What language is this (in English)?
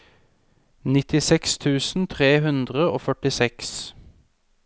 Norwegian